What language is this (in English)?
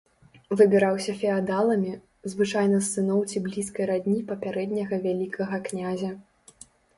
Belarusian